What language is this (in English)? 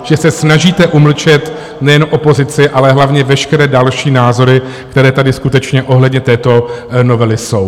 Czech